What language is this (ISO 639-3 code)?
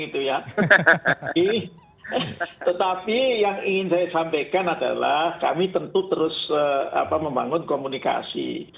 ind